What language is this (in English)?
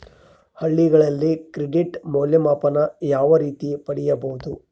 Kannada